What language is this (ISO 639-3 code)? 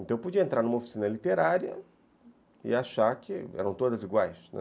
por